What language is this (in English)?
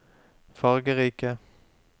Norwegian